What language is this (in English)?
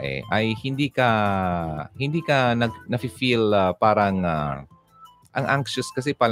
Filipino